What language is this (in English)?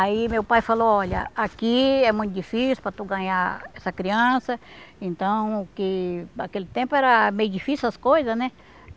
Portuguese